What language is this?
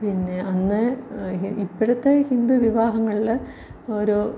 Malayalam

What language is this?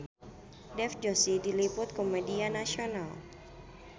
Sundanese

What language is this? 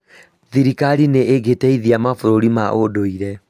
Kikuyu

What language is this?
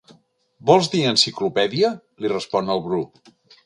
Catalan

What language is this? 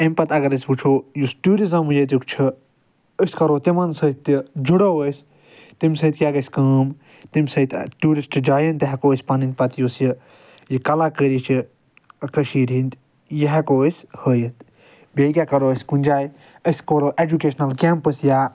Kashmiri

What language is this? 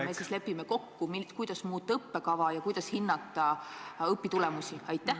Estonian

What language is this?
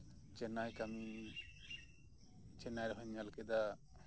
Santali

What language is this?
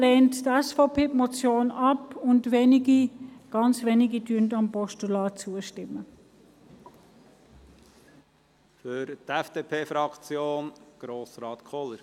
Swiss German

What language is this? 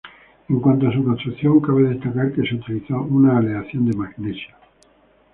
Spanish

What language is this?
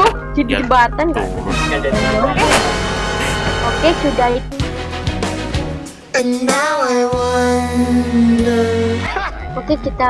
Indonesian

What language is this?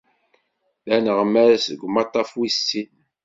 Kabyle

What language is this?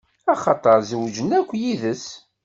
Kabyle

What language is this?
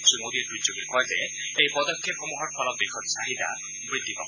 Assamese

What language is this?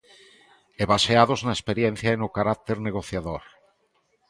Galician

